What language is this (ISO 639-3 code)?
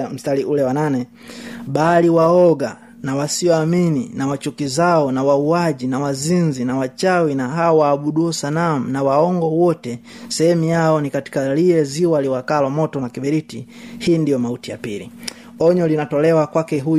swa